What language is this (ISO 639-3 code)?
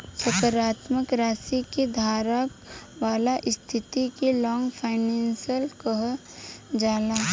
bho